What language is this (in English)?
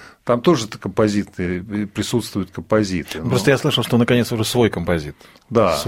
Russian